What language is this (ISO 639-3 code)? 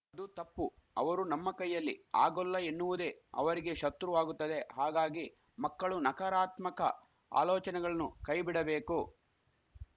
kan